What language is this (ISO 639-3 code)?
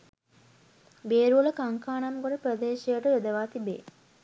sin